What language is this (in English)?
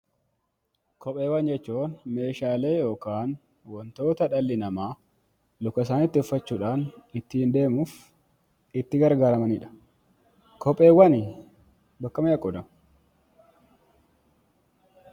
Oromo